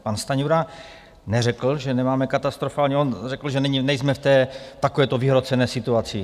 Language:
Czech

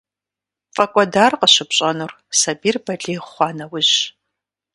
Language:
Kabardian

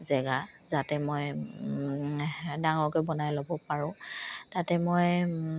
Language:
Assamese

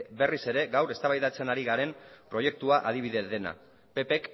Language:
Basque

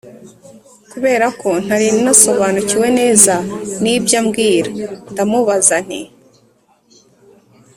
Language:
Kinyarwanda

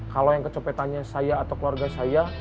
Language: Indonesian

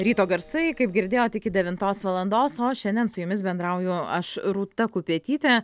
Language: Lithuanian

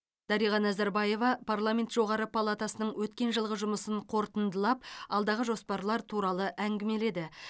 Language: Kazakh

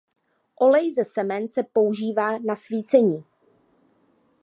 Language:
Czech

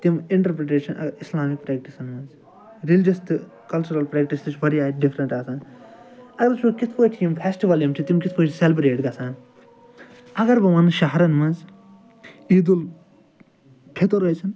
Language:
Kashmiri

